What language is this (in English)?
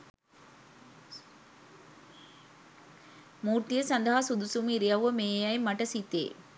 Sinhala